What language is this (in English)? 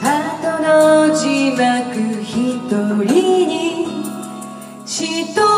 Vietnamese